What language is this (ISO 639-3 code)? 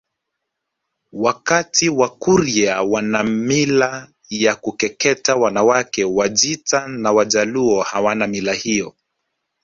swa